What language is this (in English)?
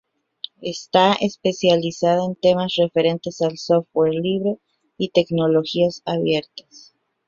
Spanish